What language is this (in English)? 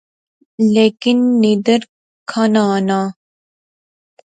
Pahari-Potwari